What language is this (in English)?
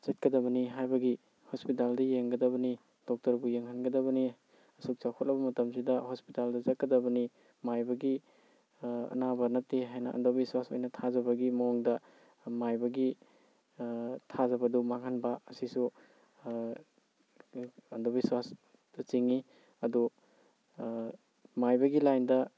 Manipuri